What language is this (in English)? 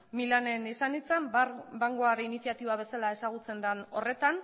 Basque